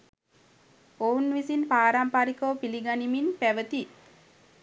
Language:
Sinhala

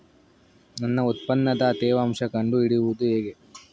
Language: Kannada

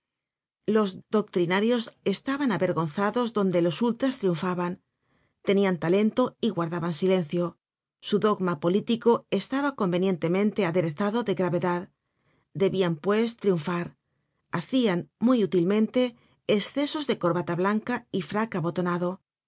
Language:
Spanish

